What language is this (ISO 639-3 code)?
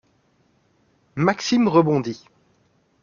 fra